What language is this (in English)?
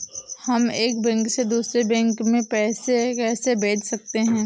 Hindi